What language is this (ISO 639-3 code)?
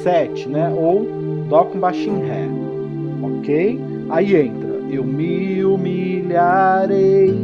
por